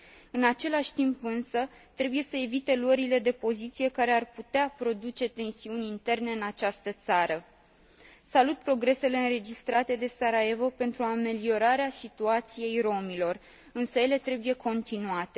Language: Romanian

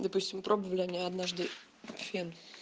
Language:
Russian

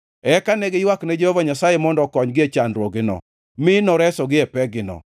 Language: Luo (Kenya and Tanzania)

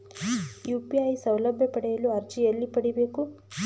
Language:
Kannada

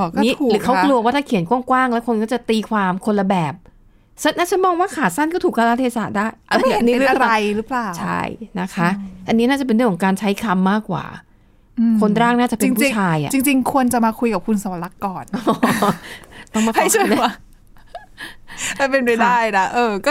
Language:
Thai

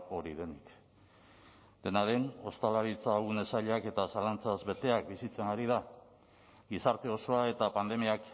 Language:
Basque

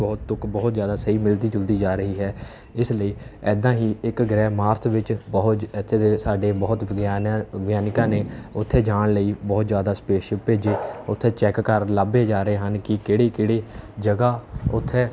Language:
Punjabi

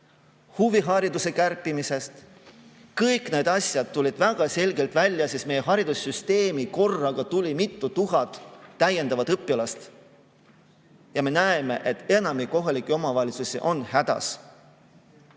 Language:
Estonian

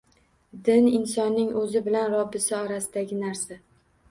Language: Uzbek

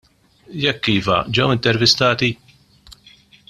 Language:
Maltese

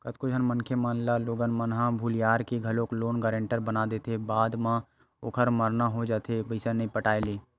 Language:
Chhattisgarhi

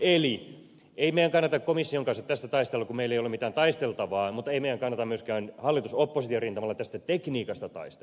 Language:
Finnish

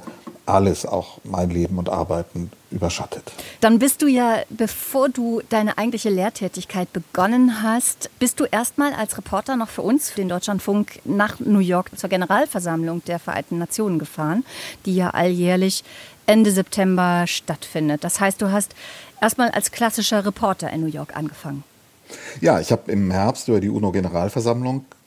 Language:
German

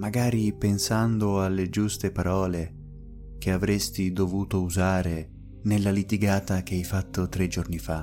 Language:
Italian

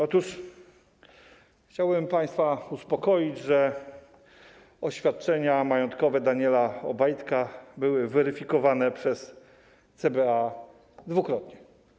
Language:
Polish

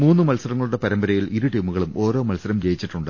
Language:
Malayalam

